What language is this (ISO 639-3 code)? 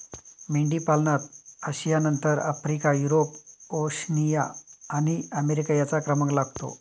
mar